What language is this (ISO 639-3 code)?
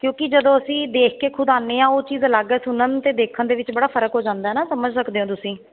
pan